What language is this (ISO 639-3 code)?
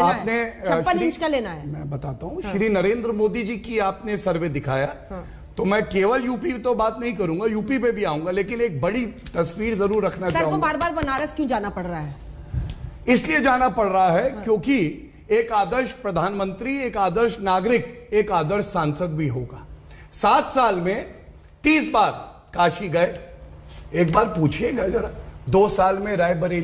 hin